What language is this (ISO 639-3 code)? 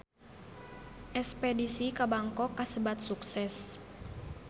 sun